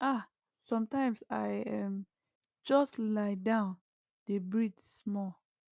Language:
Nigerian Pidgin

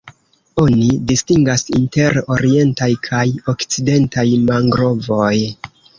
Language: Esperanto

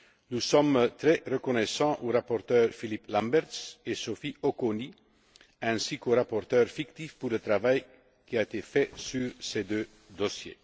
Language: French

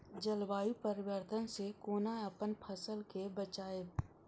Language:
Maithili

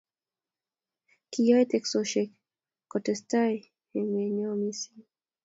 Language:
Kalenjin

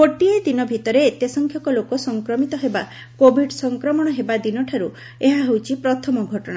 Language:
Odia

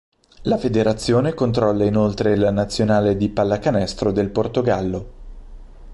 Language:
Italian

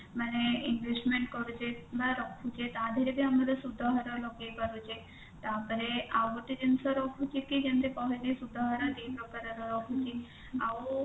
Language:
Odia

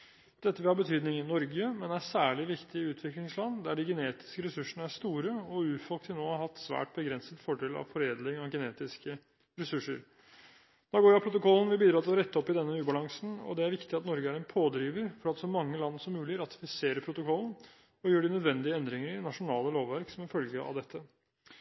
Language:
Norwegian Bokmål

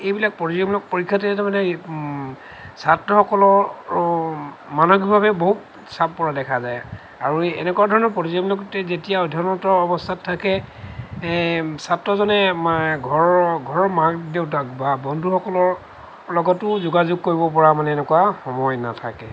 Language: Assamese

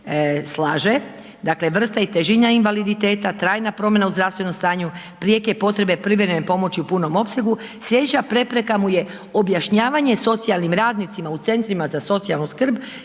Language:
Croatian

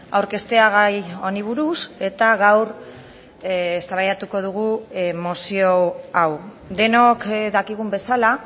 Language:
Basque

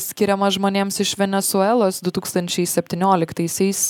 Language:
Lithuanian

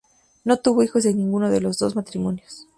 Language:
Spanish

